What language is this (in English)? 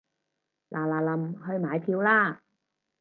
Cantonese